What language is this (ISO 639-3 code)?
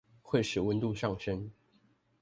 zho